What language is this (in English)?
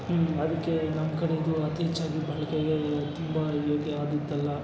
Kannada